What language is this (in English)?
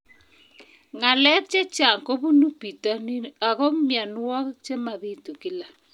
Kalenjin